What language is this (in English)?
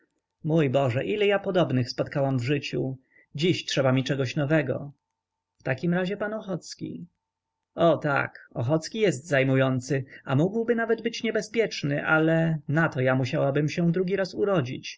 Polish